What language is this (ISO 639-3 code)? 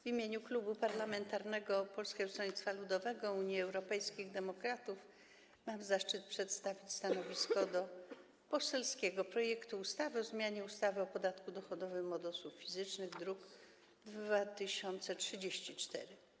pol